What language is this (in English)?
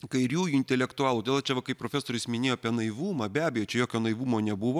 Lithuanian